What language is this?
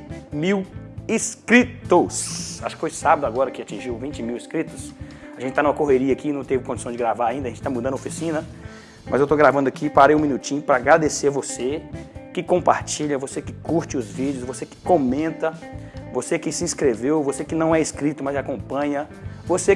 Portuguese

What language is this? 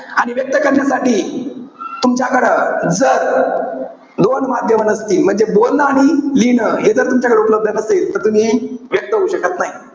Marathi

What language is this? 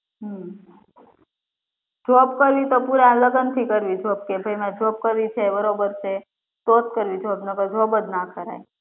Gujarati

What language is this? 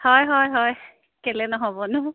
Assamese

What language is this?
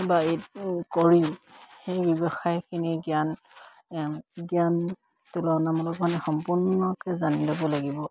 Assamese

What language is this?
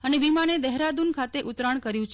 Gujarati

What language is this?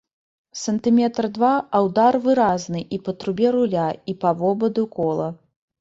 Belarusian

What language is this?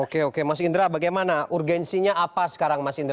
Indonesian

